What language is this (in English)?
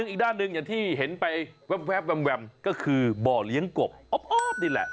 Thai